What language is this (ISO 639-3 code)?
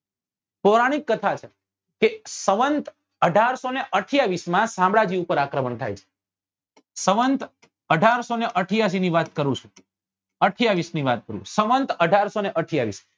guj